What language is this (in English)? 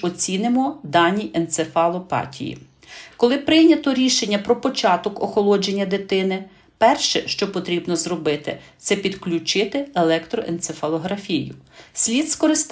Ukrainian